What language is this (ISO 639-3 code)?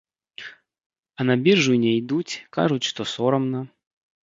bel